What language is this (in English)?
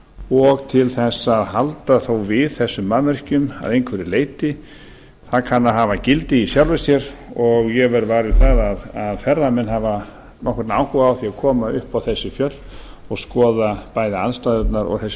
Icelandic